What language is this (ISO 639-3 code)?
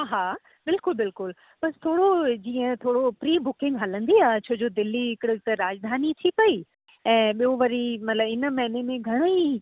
snd